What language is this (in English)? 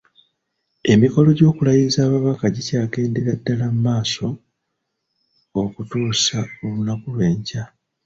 Ganda